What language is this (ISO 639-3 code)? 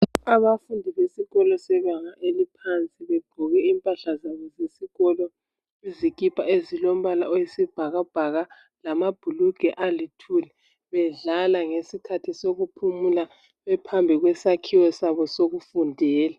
nde